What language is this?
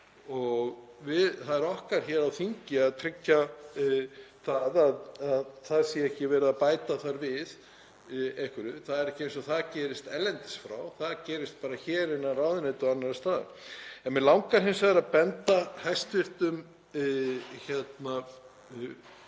Icelandic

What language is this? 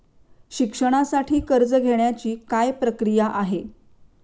Marathi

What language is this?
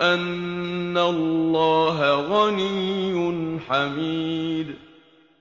Arabic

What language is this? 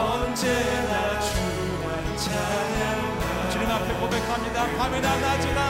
Korean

